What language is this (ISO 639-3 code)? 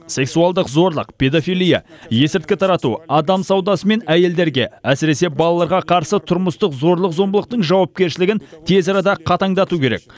kaz